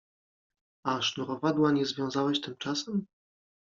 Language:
Polish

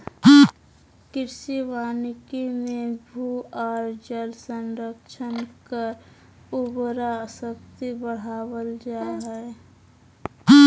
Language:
Magahi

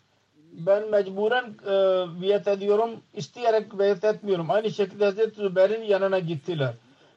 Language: Turkish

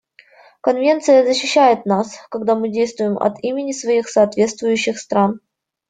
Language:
Russian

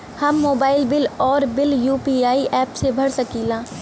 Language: Bhojpuri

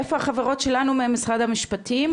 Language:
Hebrew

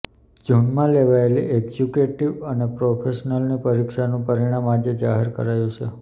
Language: Gujarati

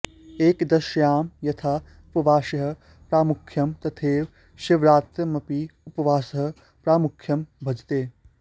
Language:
Sanskrit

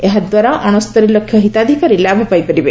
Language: Odia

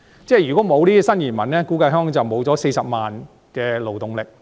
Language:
Cantonese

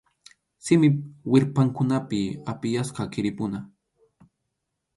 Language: Arequipa-La Unión Quechua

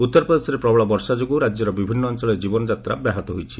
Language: Odia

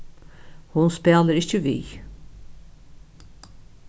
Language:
Faroese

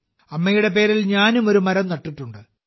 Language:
Malayalam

